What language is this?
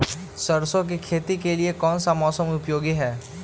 Magahi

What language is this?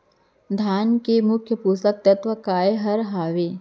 Chhattisgarhi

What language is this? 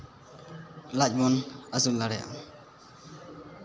Santali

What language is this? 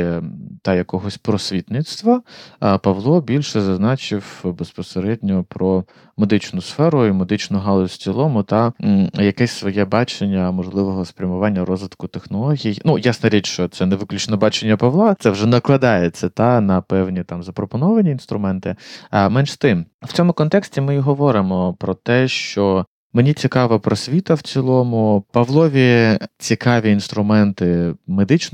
Ukrainian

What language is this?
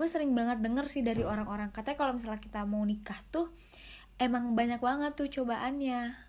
Indonesian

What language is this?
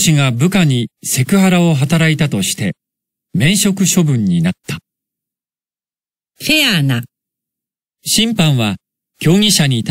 Japanese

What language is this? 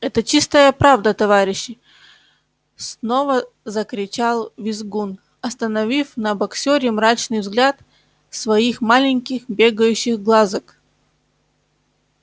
Russian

